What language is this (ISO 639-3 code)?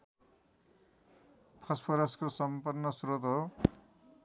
nep